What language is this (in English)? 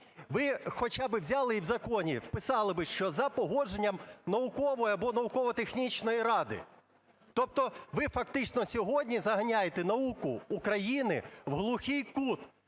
Ukrainian